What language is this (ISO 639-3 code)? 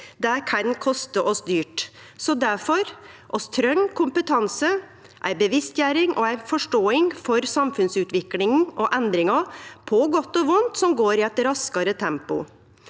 nor